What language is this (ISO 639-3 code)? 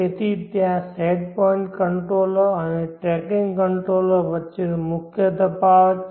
guj